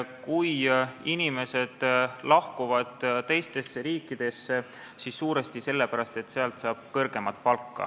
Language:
Estonian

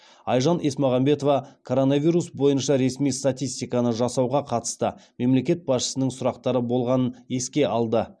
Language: Kazakh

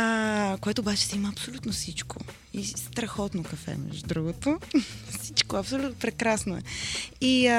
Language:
Bulgarian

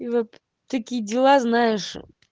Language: Russian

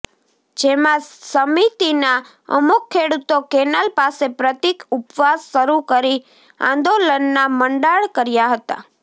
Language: Gujarati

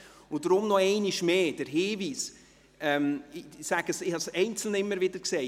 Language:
Swiss German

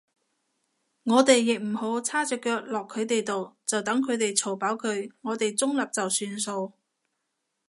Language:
Cantonese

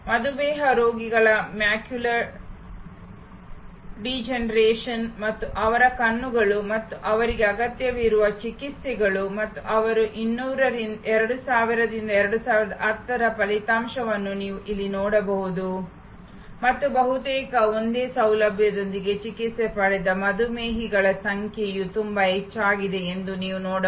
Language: Kannada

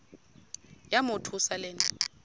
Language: Xhosa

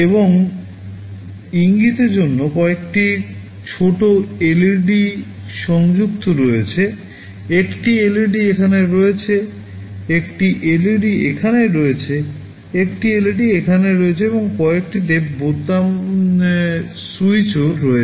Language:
Bangla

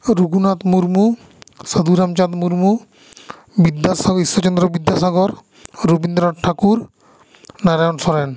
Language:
Santali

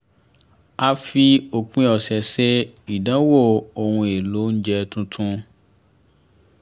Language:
Yoruba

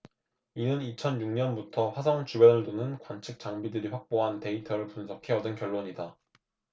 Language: Korean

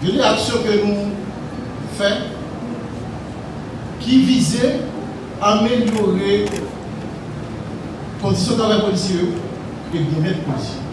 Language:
French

